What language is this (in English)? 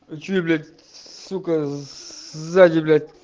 Russian